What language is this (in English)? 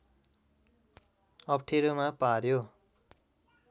Nepali